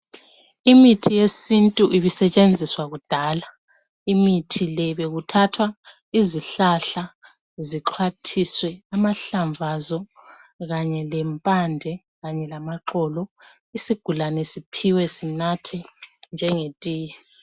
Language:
North Ndebele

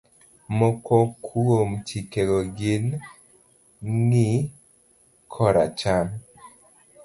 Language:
Luo (Kenya and Tanzania)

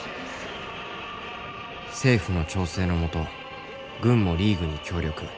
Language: Japanese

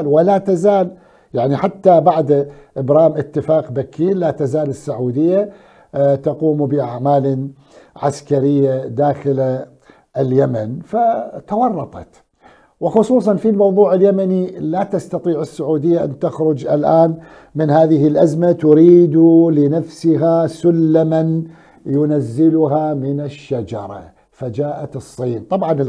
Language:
Arabic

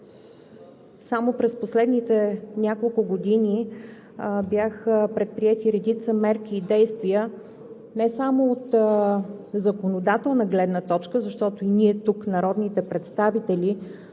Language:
Bulgarian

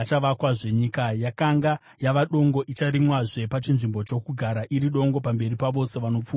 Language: Shona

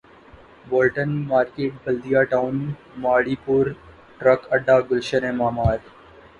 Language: Urdu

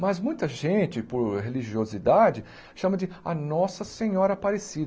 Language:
Portuguese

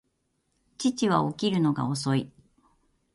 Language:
Japanese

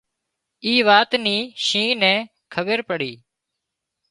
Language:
Wadiyara Koli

